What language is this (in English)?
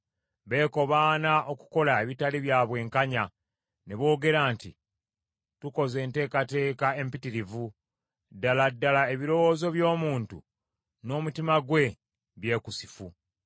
Ganda